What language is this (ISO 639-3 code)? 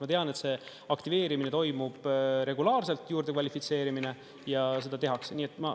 est